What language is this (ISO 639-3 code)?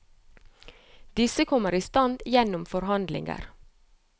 nor